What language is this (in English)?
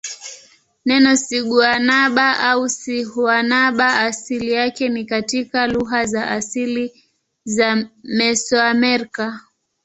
Swahili